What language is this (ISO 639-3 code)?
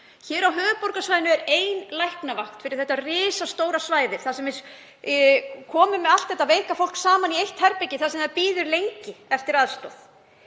isl